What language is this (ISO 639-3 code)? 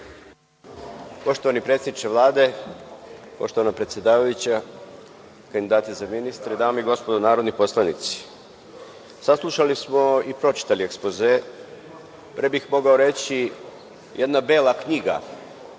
srp